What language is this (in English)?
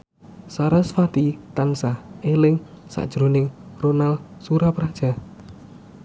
Javanese